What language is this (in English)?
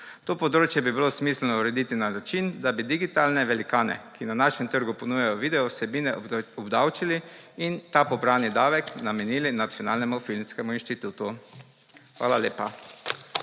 Slovenian